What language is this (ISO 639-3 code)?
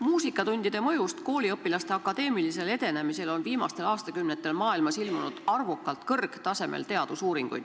est